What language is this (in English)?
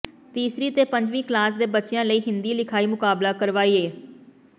Punjabi